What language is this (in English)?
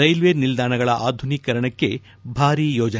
Kannada